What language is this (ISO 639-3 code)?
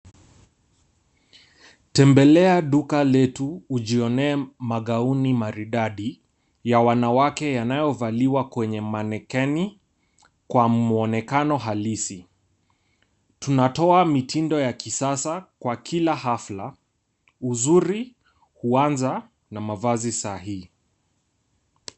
swa